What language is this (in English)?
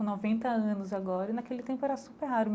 Portuguese